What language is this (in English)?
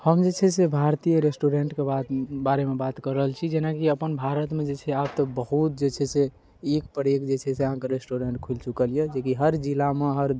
Maithili